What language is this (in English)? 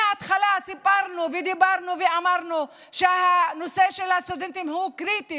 Hebrew